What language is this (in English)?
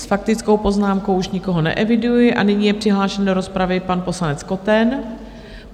Czech